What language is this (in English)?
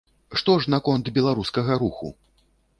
Belarusian